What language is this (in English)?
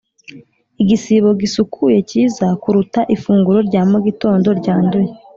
Kinyarwanda